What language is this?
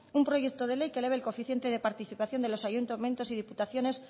Spanish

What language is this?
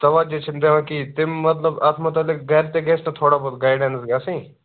Kashmiri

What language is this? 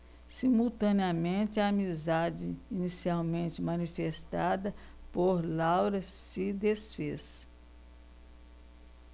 Portuguese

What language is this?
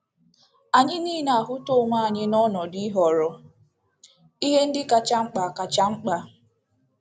Igbo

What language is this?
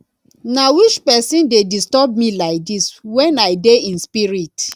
Nigerian Pidgin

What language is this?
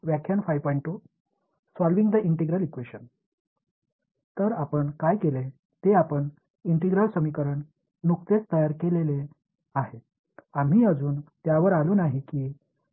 Marathi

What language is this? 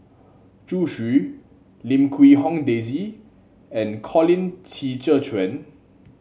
English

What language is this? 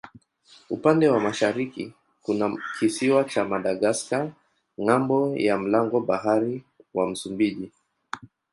Swahili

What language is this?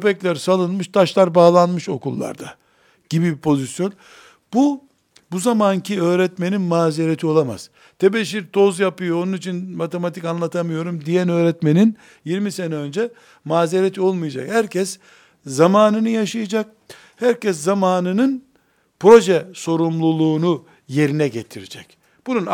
Turkish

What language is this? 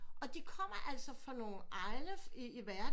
Danish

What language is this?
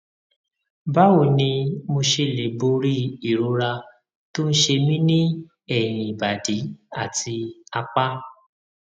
Yoruba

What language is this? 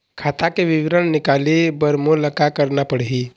Chhattisgarhi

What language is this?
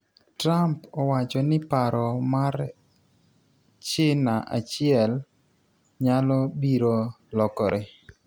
Luo (Kenya and Tanzania)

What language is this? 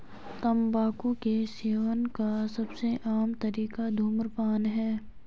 Hindi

